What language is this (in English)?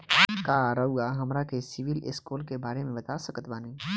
Bhojpuri